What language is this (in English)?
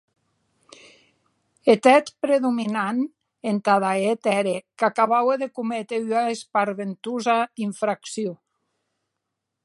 Occitan